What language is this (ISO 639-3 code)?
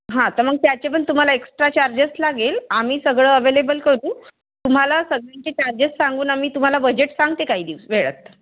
mar